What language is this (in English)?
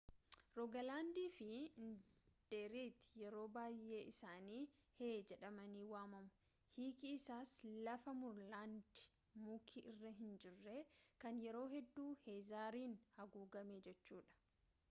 Oromo